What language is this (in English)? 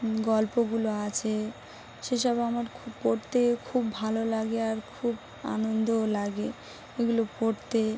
Bangla